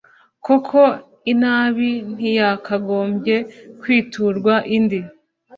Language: Kinyarwanda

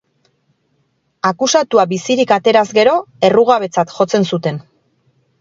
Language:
Basque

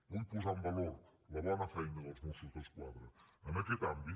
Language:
Catalan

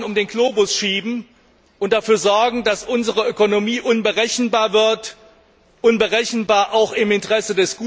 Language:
German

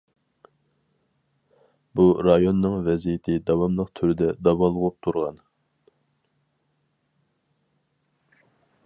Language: Uyghur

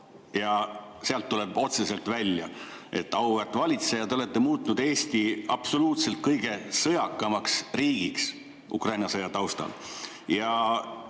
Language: Estonian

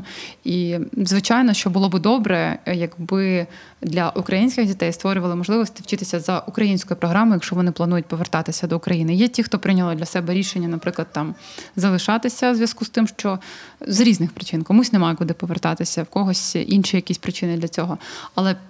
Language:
Ukrainian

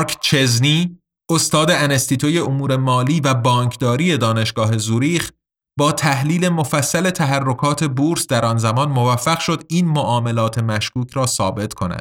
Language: Persian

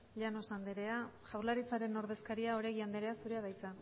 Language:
Basque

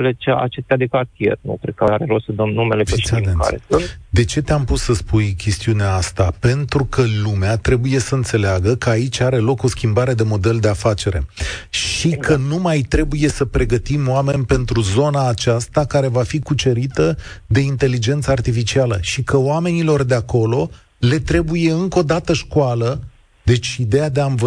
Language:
Romanian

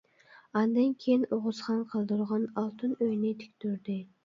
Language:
Uyghur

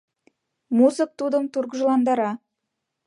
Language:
Mari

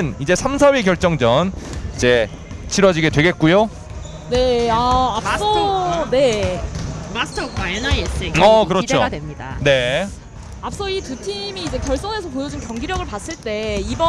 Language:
Korean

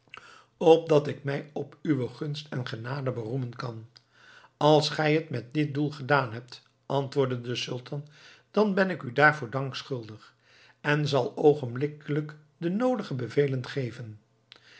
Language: Dutch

